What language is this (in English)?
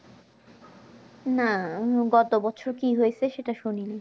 Bangla